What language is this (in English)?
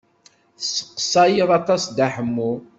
Kabyle